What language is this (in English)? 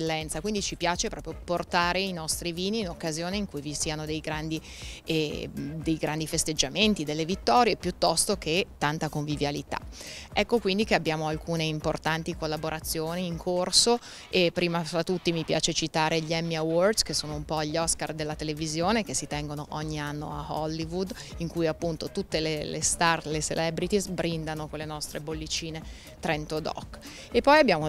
Italian